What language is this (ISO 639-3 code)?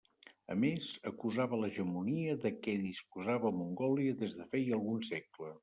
cat